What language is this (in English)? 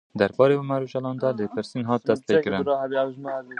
Kurdish